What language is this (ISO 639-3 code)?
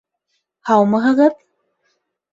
bak